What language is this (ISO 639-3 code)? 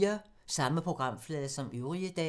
dan